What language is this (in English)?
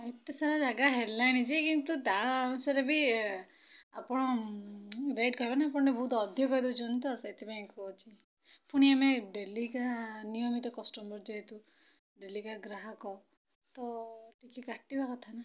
Odia